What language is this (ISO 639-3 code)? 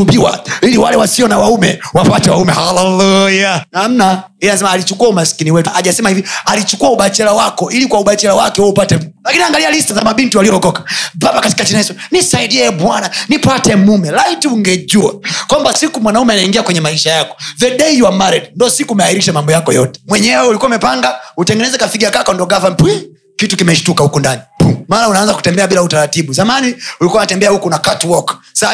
swa